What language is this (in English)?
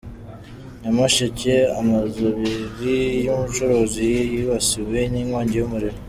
Kinyarwanda